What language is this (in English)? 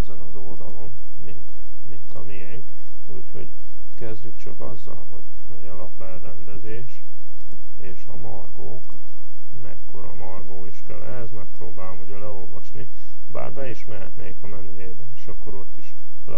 Hungarian